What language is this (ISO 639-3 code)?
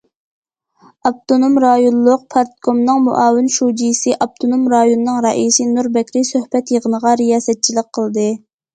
uig